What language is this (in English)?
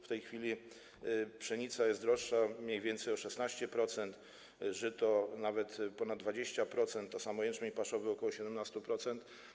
Polish